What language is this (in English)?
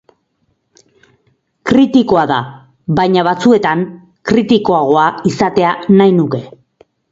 Basque